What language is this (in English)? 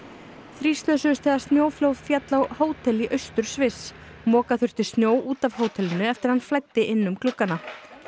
Icelandic